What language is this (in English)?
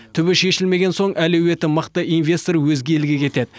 Kazakh